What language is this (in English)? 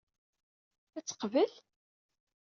Kabyle